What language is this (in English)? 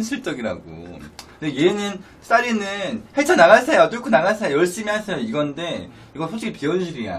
Korean